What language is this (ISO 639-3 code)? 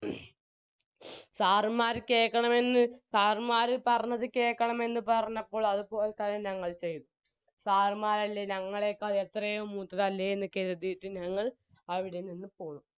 mal